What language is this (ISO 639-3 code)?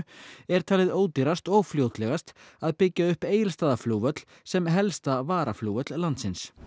isl